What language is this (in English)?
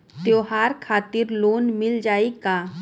Bhojpuri